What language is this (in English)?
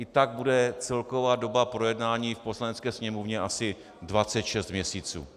Czech